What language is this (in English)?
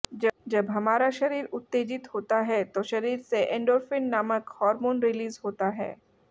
Hindi